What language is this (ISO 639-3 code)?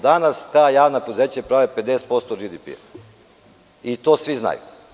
srp